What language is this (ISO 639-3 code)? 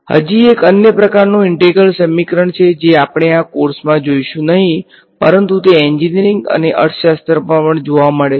guj